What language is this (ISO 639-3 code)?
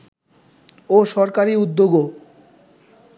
ben